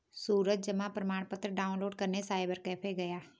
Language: Hindi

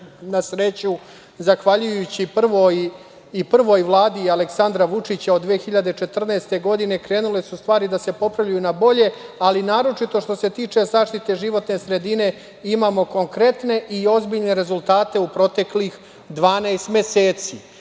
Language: Serbian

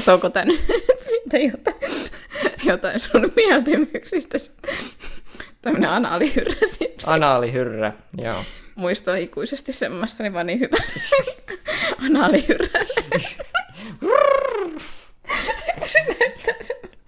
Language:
Finnish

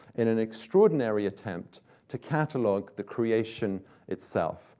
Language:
English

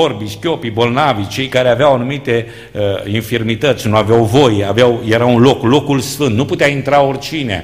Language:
Romanian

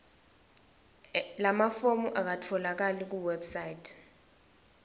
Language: Swati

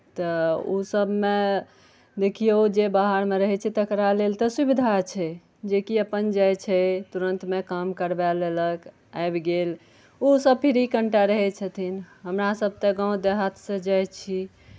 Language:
Maithili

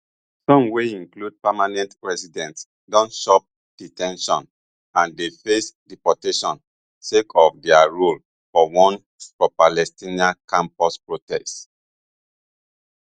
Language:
Nigerian Pidgin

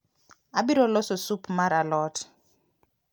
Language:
Luo (Kenya and Tanzania)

